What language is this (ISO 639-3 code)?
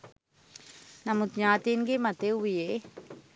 sin